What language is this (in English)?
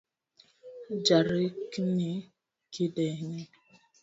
Luo (Kenya and Tanzania)